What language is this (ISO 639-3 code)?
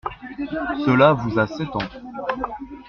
fra